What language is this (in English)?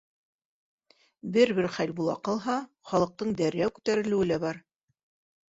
Bashkir